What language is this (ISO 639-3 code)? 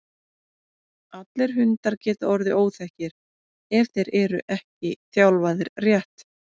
isl